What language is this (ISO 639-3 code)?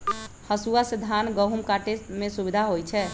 mag